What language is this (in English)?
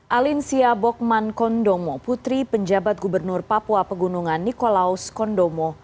Indonesian